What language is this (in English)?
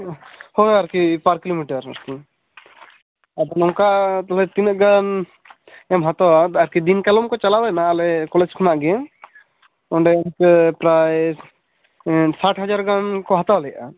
Santali